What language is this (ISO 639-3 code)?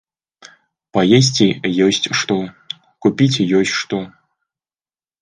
bel